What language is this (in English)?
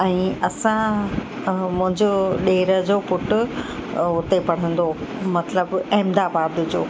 Sindhi